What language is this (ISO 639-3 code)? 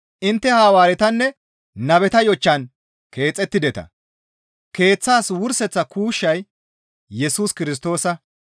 gmv